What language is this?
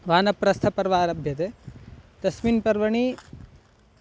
Sanskrit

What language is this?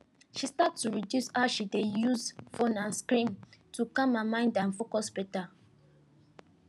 Nigerian Pidgin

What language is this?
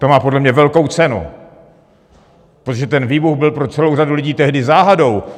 Czech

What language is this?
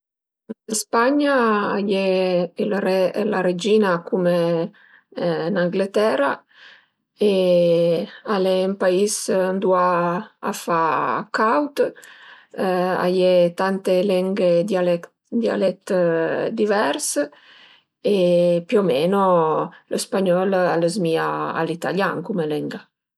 Piedmontese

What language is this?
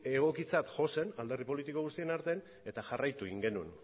Basque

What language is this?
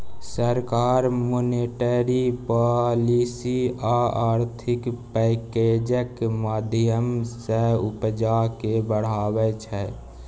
Maithili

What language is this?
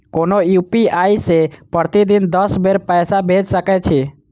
Maithili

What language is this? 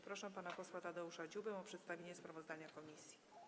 Polish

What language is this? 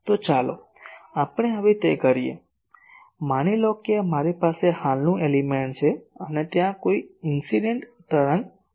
Gujarati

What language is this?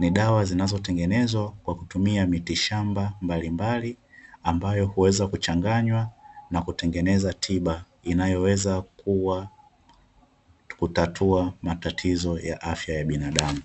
Swahili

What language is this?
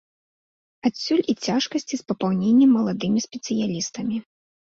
Belarusian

